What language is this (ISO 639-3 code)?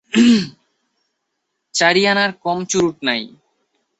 ben